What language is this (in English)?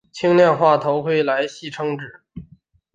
Chinese